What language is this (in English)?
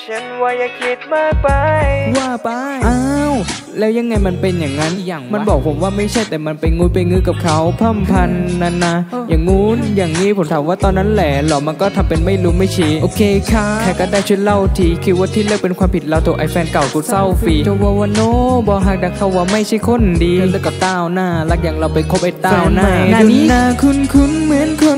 Thai